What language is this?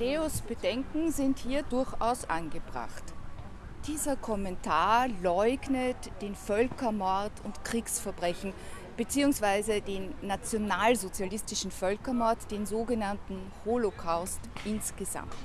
German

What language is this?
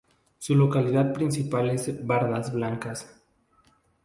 Spanish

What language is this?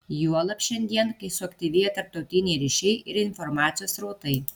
Lithuanian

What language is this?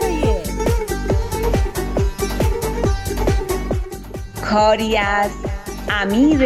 Persian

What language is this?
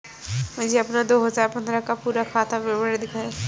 Hindi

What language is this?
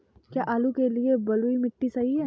Hindi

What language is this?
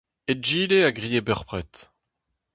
Breton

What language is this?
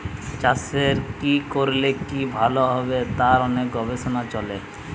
Bangla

